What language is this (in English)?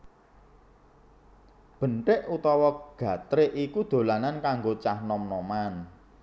Javanese